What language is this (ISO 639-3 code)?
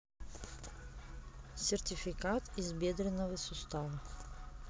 rus